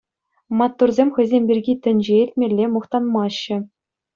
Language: Chuvash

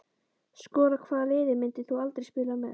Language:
Icelandic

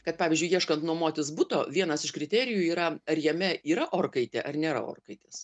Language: Lithuanian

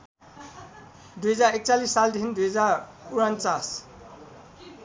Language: Nepali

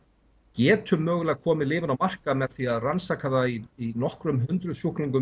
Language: Icelandic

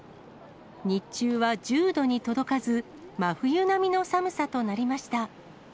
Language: Japanese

